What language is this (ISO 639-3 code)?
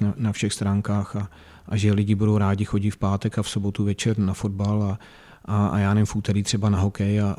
ces